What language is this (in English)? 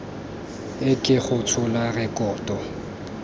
Tswana